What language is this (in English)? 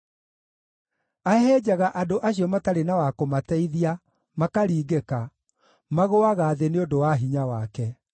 Kikuyu